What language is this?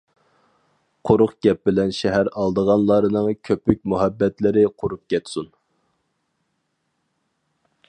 Uyghur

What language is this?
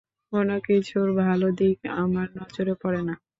Bangla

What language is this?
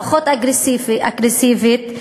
Hebrew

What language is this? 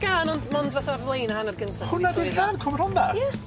Welsh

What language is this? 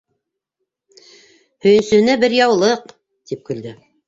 Bashkir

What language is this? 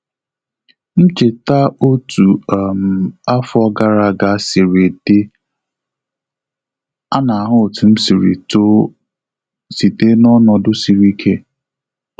Igbo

